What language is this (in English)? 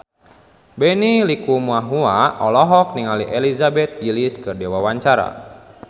Sundanese